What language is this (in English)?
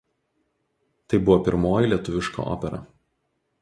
Lithuanian